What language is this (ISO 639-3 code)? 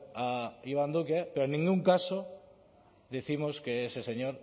spa